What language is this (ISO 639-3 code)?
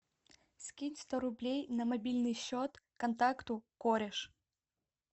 rus